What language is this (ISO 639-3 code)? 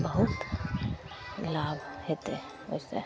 mai